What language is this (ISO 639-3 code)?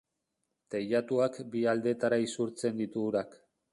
eus